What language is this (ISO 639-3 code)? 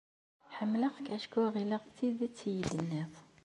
kab